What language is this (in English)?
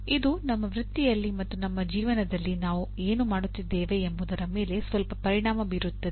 Kannada